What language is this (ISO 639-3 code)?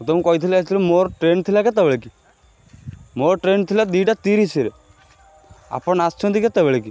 ori